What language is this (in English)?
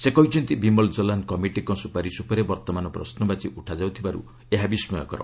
Odia